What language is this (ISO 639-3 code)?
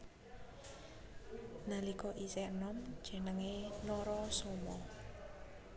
jav